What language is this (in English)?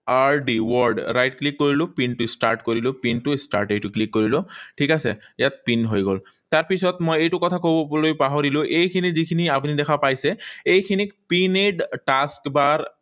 Assamese